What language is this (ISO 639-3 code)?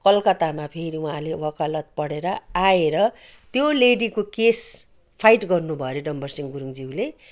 nep